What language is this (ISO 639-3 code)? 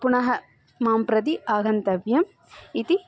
san